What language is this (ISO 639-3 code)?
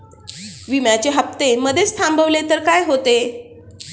mar